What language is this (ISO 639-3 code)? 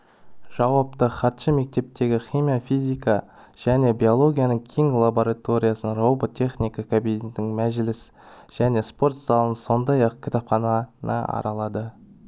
kaz